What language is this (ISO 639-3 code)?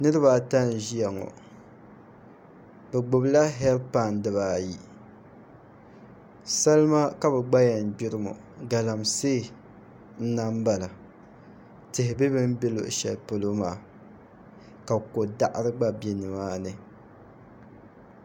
dag